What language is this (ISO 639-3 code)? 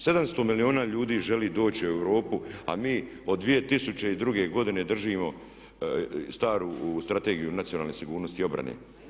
hrv